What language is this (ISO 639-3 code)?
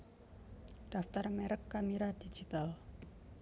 jav